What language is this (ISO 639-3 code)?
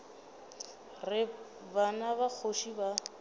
nso